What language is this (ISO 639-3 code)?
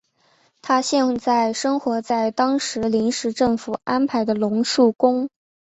zho